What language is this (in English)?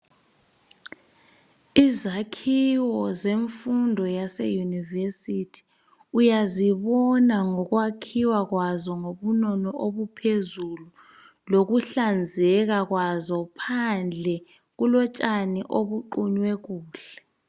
North Ndebele